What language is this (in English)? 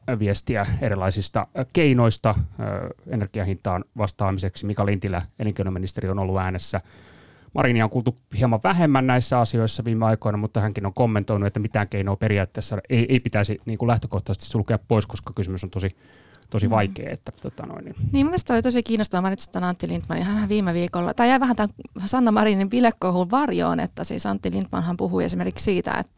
Finnish